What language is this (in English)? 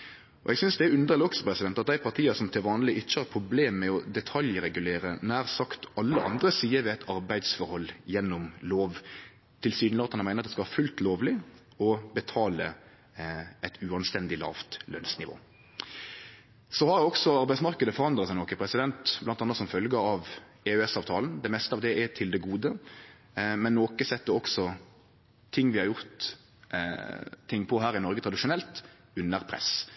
Norwegian Nynorsk